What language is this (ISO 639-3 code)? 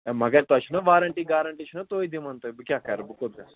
kas